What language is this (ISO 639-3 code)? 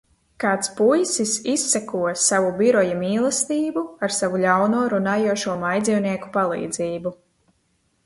lav